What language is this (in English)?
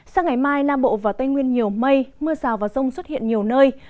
Vietnamese